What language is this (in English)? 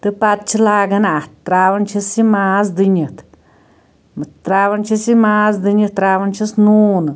Kashmiri